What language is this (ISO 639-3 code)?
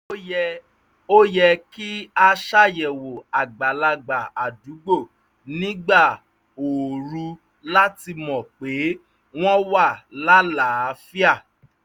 yor